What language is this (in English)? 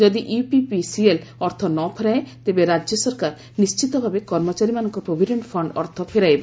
Odia